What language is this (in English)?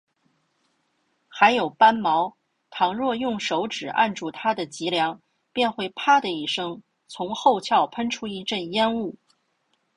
Chinese